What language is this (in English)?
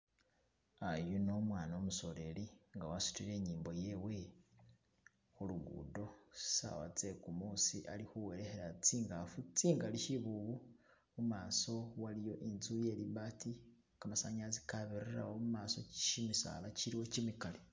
Masaaba